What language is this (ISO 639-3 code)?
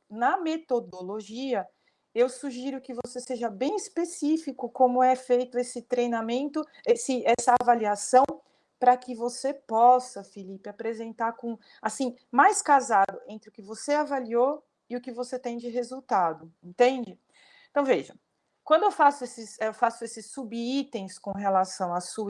por